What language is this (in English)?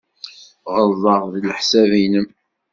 Kabyle